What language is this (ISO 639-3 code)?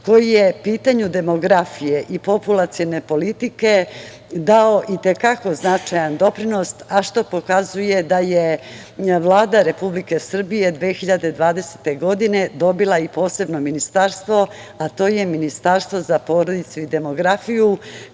srp